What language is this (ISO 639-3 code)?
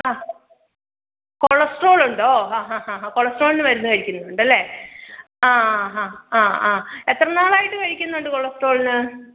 mal